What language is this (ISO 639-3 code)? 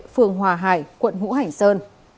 vie